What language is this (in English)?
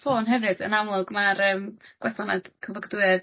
Welsh